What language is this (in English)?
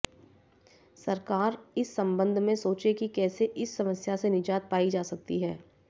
Hindi